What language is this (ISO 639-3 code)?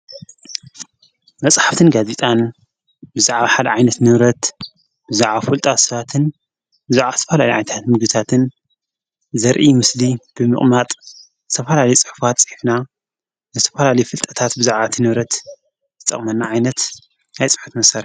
tir